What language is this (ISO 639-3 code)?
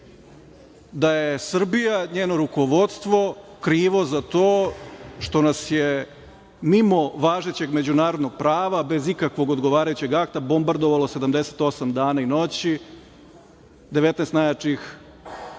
srp